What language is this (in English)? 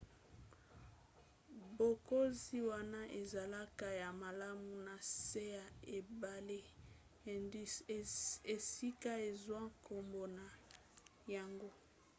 Lingala